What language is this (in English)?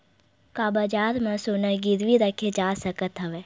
Chhattisgarhi